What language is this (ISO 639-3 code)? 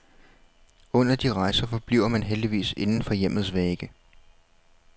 dan